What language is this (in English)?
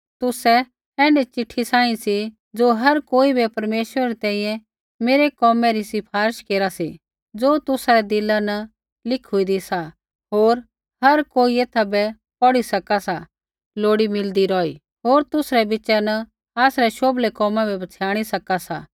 Kullu Pahari